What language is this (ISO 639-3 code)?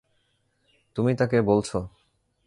ben